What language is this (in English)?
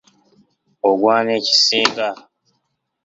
Ganda